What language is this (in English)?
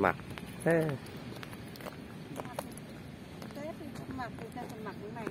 Vietnamese